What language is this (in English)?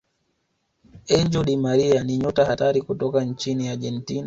Swahili